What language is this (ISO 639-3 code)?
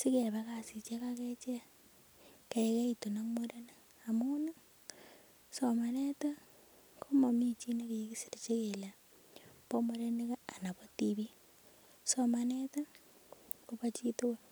kln